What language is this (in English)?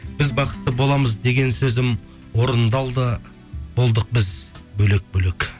Kazakh